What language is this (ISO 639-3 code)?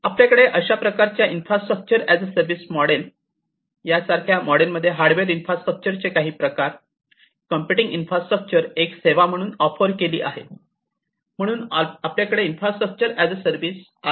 mar